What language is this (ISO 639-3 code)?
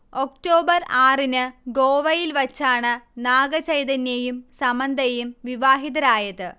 mal